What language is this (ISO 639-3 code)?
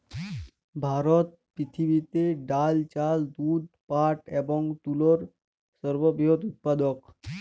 ben